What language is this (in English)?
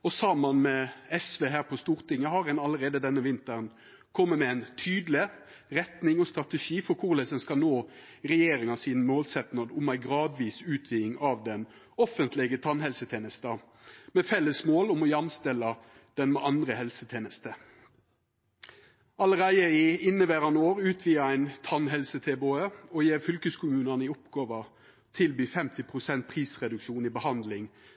Norwegian Nynorsk